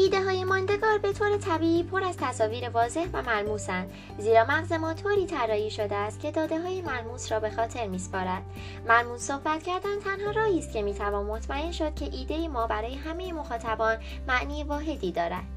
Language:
Persian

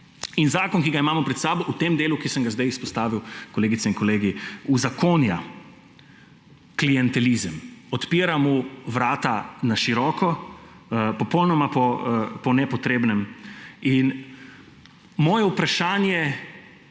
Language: Slovenian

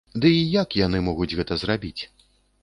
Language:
Belarusian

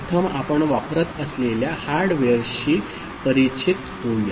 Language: Marathi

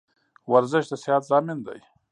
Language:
Pashto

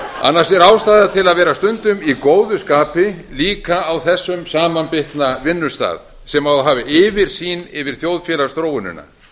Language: Icelandic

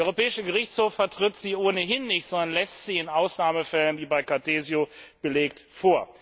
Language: German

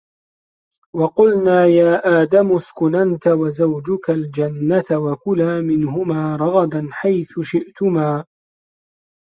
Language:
Arabic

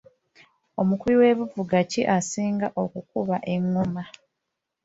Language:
Ganda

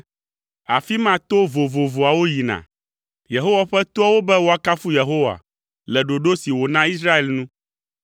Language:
Ewe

